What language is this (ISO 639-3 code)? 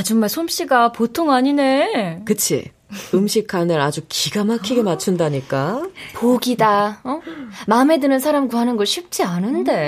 kor